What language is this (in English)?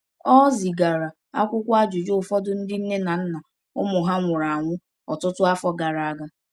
Igbo